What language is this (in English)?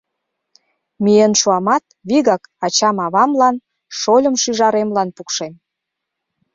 Mari